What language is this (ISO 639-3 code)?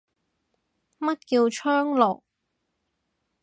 yue